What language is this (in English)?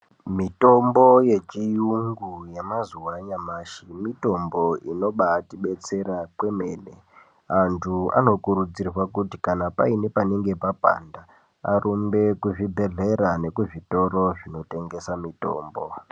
Ndau